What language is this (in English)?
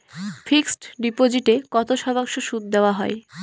Bangla